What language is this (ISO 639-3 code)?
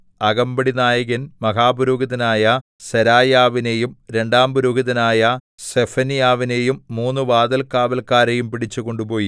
mal